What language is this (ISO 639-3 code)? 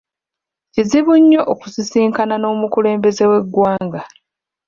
lug